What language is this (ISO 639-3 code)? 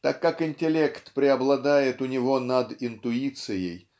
rus